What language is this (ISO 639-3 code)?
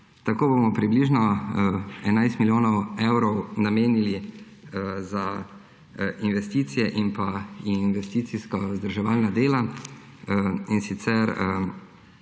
slv